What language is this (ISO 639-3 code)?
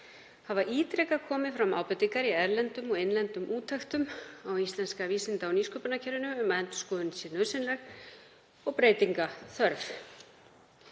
isl